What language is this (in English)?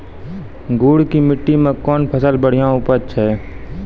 Maithili